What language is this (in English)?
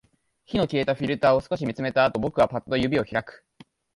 Japanese